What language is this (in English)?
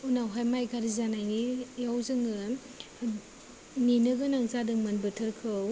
Bodo